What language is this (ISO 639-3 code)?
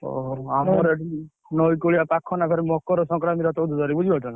ori